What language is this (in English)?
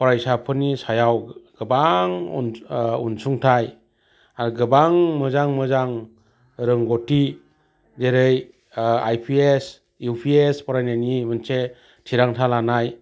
Bodo